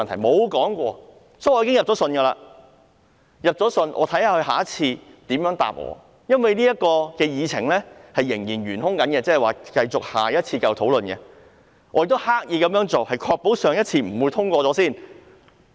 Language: Cantonese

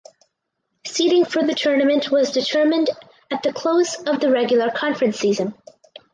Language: English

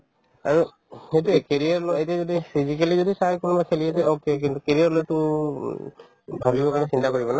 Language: Assamese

